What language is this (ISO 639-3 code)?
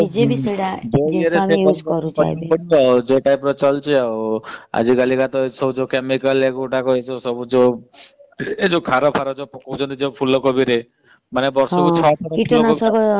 ori